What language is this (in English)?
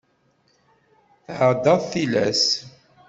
Kabyle